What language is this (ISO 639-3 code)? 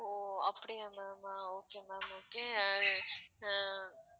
tam